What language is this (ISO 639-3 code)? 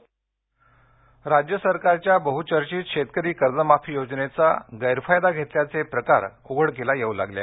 mar